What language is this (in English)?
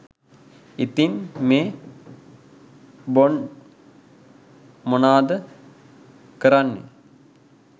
Sinhala